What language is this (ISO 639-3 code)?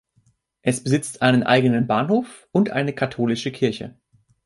deu